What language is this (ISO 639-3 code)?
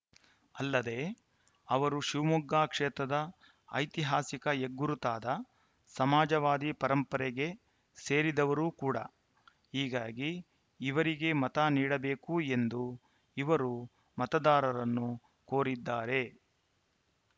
kan